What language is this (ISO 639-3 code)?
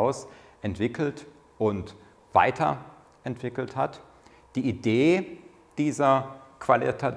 deu